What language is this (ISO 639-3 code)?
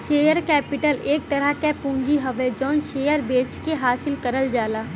bho